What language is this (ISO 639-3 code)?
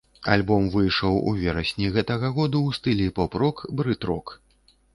bel